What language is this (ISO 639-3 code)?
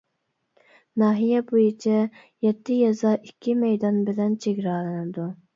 uig